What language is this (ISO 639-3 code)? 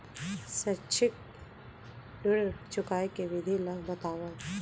hne